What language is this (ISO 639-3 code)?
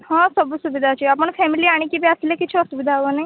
ori